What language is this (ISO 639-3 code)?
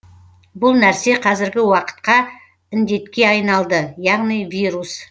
kaz